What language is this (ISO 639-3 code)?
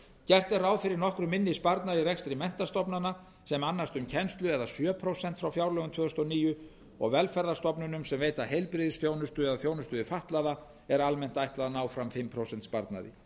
isl